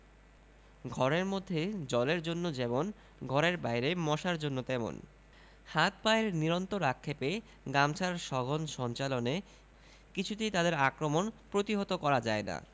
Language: Bangla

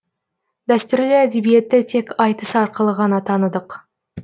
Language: Kazakh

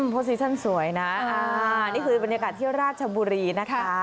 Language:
Thai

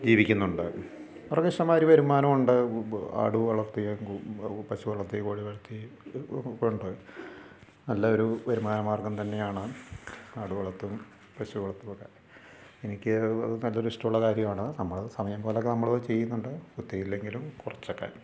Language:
Malayalam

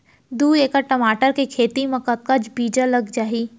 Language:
Chhattisgarhi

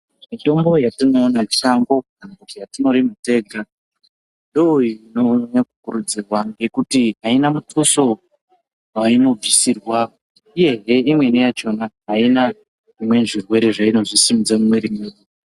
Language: Ndau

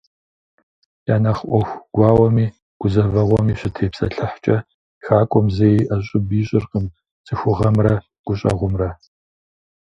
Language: Kabardian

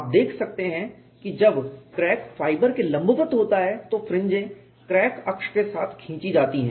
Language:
Hindi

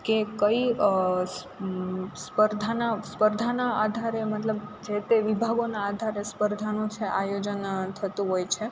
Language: Gujarati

